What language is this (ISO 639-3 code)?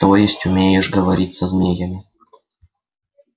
rus